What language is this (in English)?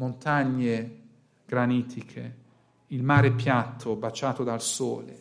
Italian